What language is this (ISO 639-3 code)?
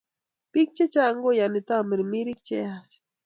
kln